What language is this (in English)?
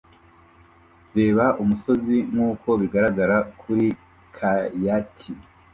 Kinyarwanda